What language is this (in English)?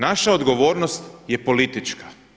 Croatian